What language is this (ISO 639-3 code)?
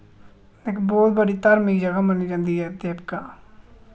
doi